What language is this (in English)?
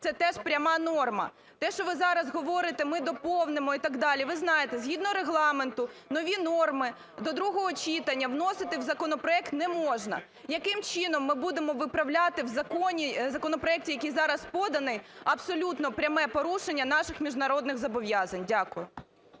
Ukrainian